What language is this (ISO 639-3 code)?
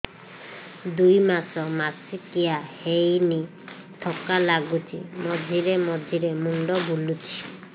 ori